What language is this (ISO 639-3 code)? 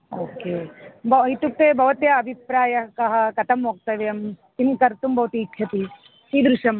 san